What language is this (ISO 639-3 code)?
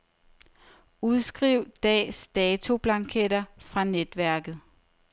dan